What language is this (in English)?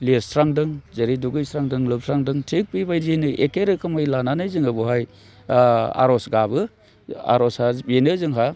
Bodo